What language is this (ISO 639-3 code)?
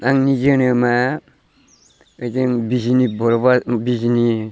brx